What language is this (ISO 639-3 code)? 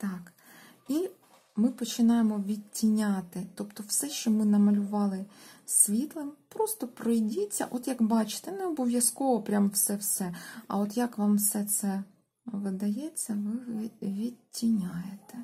ukr